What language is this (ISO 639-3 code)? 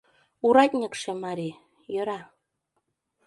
chm